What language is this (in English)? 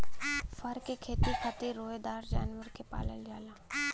Bhojpuri